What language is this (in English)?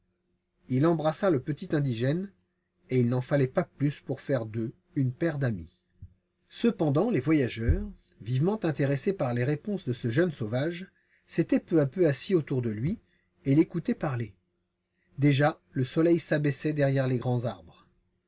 French